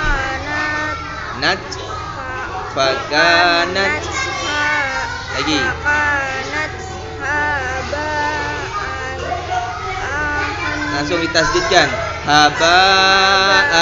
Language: Indonesian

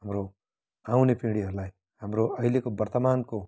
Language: Nepali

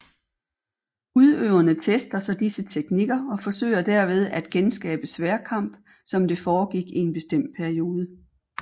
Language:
Danish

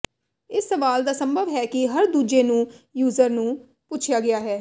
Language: Punjabi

